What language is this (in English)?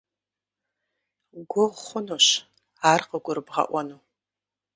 Kabardian